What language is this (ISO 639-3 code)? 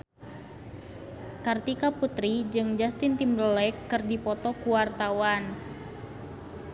sun